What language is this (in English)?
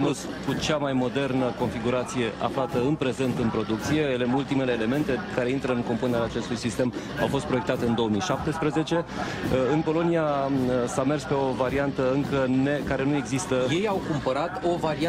Romanian